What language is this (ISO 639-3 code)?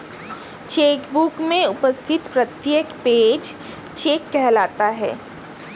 hin